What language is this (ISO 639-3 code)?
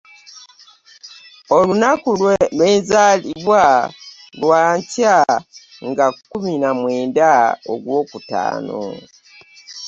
lug